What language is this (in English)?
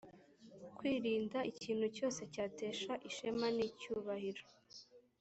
Kinyarwanda